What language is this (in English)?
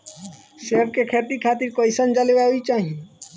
Bhojpuri